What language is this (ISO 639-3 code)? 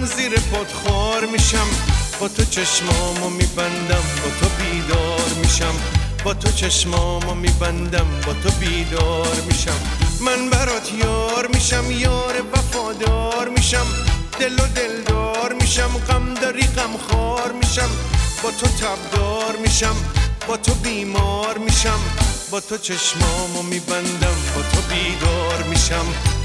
fas